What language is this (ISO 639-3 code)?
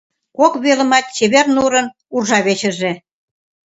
chm